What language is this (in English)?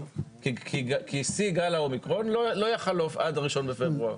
Hebrew